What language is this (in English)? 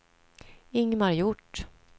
Swedish